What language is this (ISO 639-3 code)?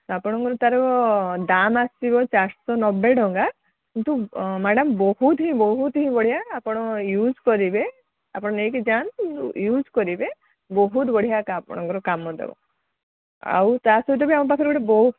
ori